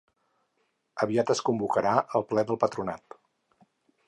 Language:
Catalan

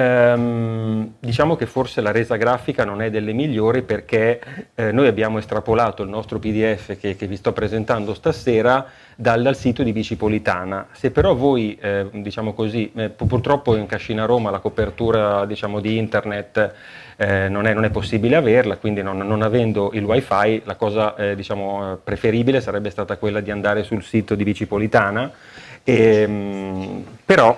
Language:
Italian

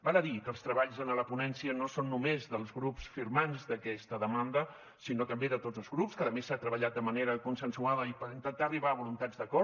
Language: Catalan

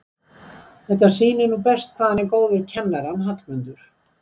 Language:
Icelandic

